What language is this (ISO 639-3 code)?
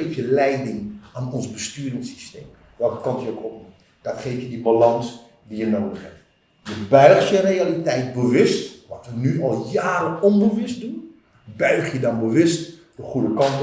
nld